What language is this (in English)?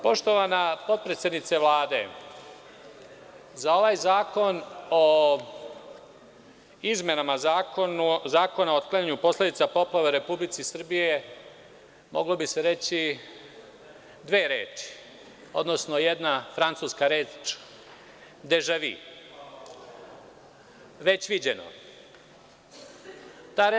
Serbian